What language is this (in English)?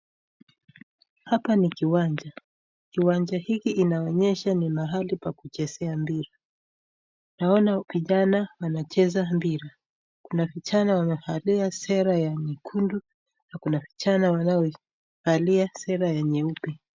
Swahili